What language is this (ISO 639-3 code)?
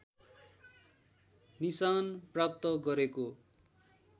nep